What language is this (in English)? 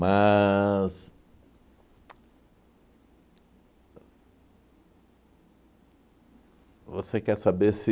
Portuguese